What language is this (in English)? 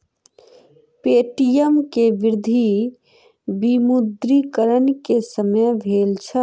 Maithili